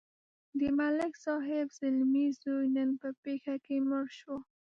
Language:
Pashto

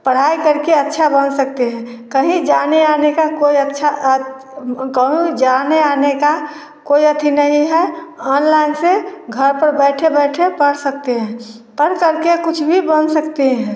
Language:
Hindi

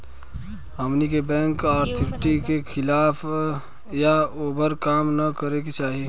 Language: Bhojpuri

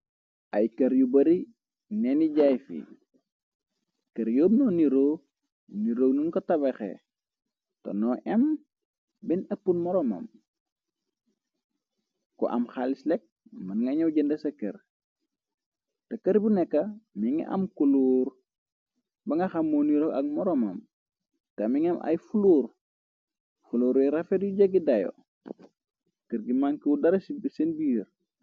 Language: Wolof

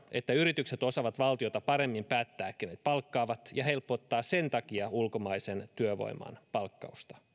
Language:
Finnish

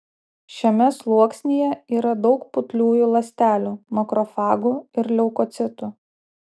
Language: Lithuanian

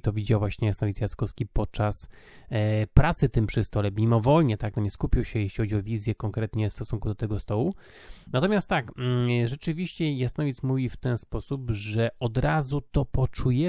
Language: Polish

